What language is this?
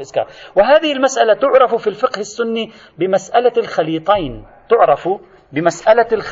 Arabic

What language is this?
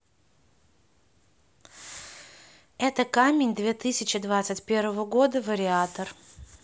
Russian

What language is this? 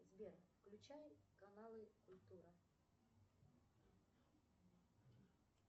Russian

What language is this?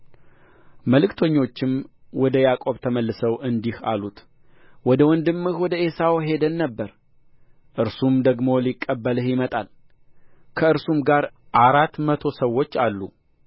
Amharic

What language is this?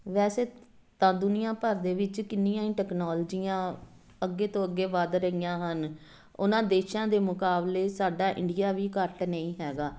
Punjabi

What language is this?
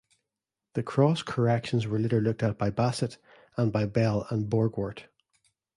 English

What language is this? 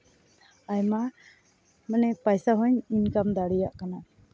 Santali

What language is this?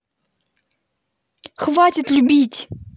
Russian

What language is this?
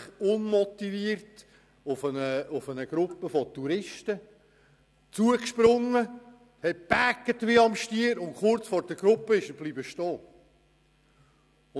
Swiss German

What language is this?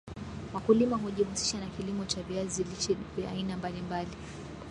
Swahili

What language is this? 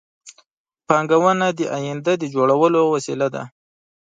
Pashto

